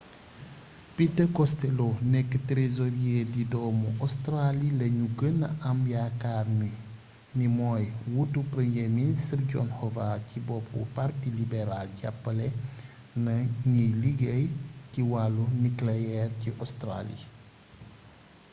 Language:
Wolof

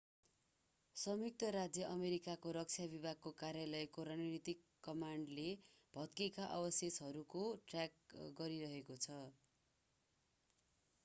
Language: Nepali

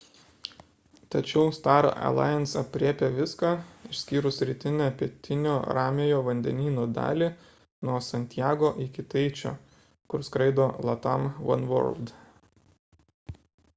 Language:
Lithuanian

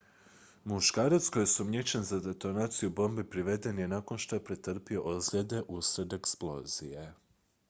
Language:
Croatian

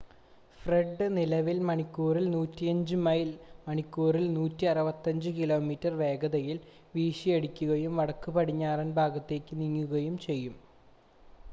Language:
Malayalam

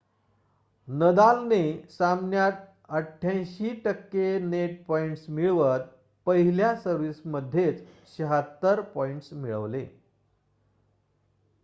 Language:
Marathi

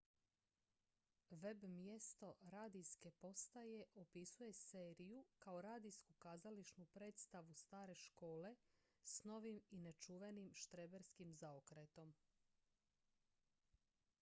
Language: Croatian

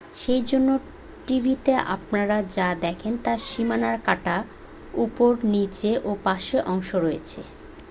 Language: Bangla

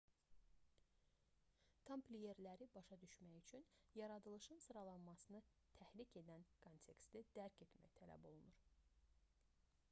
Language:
Azerbaijani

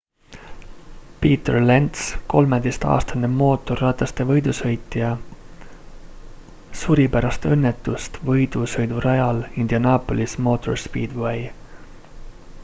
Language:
Estonian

